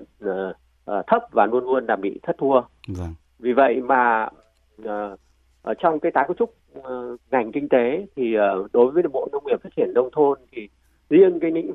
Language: Vietnamese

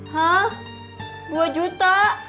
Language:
Indonesian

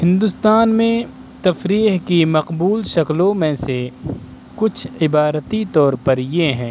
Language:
Urdu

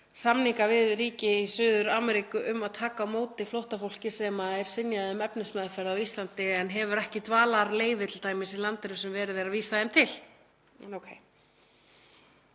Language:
Icelandic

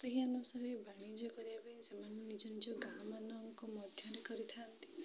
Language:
Odia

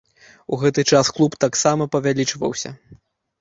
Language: Belarusian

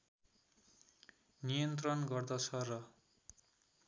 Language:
Nepali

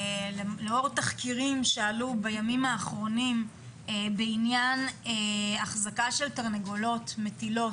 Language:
Hebrew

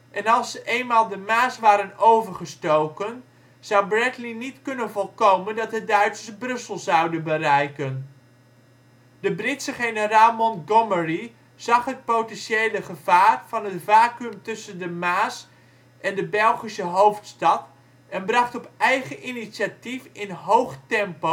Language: Dutch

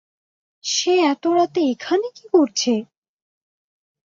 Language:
Bangla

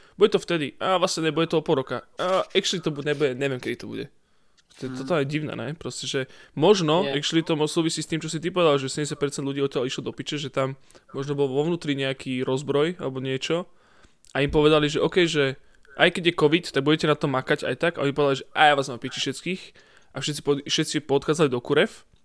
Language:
Slovak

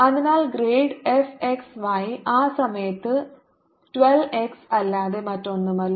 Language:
Malayalam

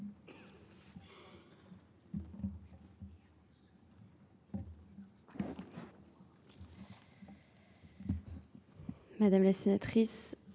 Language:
French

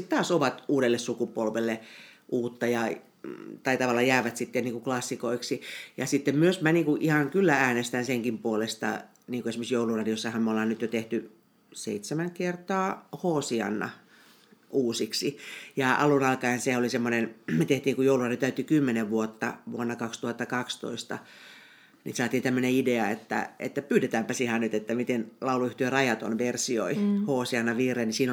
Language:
Finnish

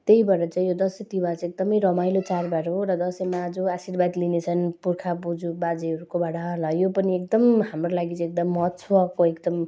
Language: Nepali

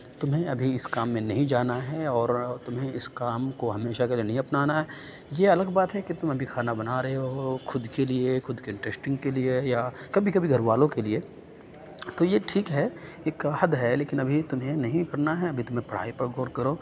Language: Urdu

